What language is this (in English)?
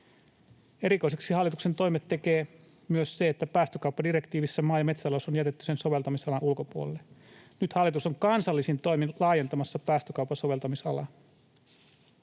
Finnish